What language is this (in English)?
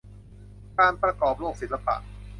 Thai